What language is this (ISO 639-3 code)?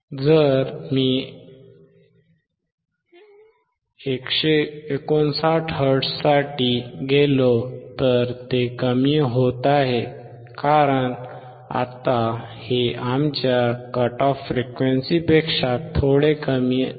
mar